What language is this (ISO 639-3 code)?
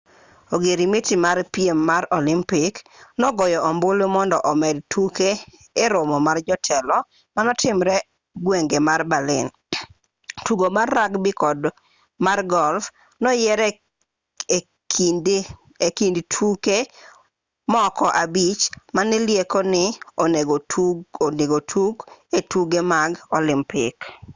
luo